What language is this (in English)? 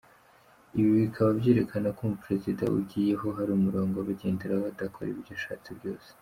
Kinyarwanda